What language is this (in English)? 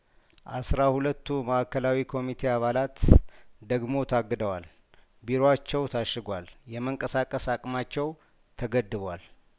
Amharic